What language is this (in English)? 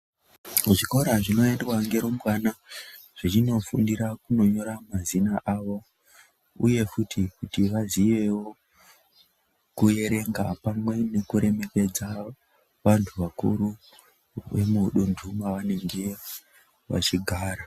Ndau